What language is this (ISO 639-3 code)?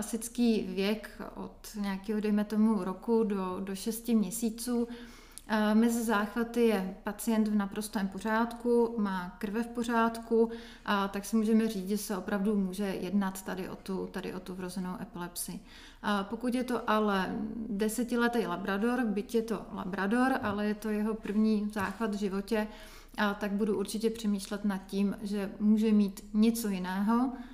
ces